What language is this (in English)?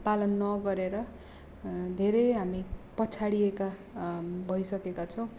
Nepali